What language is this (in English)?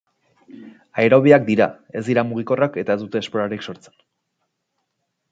Basque